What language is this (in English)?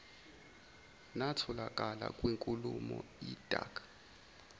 Zulu